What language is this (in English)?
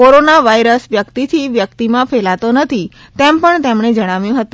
Gujarati